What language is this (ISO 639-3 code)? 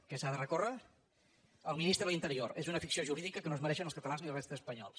cat